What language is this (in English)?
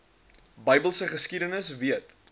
Afrikaans